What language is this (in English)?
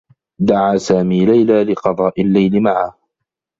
Arabic